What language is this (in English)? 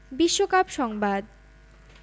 Bangla